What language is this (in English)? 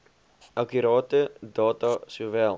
Afrikaans